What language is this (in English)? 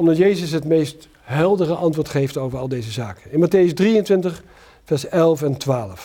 Dutch